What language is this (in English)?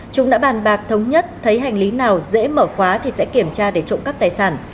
Vietnamese